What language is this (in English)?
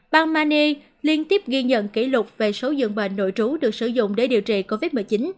Vietnamese